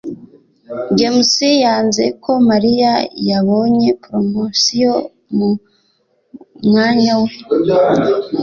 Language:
Kinyarwanda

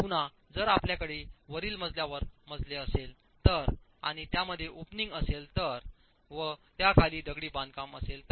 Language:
Marathi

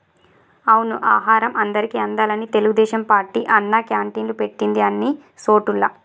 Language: Telugu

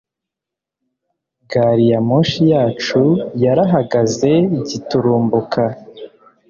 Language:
Kinyarwanda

